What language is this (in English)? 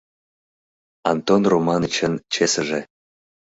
Mari